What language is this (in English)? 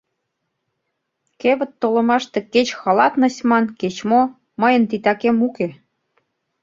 Mari